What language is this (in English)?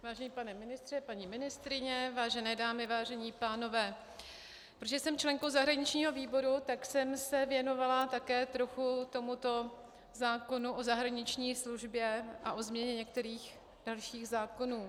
Czech